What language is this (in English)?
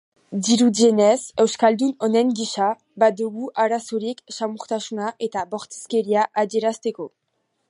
Basque